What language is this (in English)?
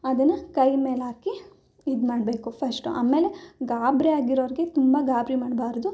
Kannada